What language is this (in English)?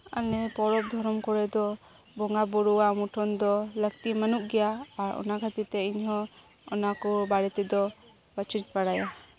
Santali